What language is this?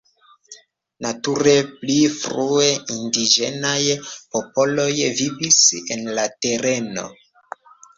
Esperanto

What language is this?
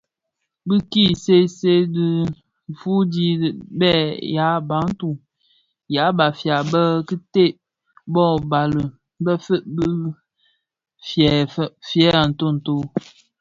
Bafia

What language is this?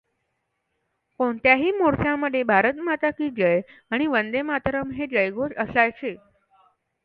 Marathi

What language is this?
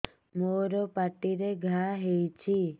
Odia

